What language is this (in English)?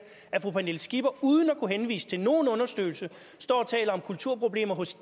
Danish